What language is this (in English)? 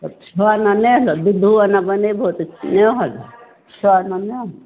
Maithili